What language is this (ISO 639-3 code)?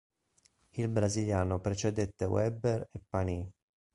ita